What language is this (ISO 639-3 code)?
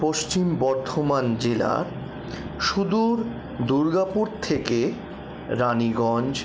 ben